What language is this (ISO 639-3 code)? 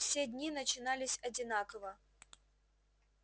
rus